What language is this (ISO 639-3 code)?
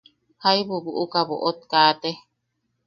yaq